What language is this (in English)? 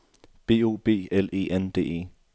Danish